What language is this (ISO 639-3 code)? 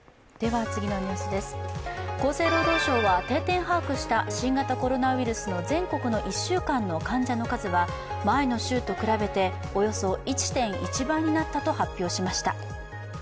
jpn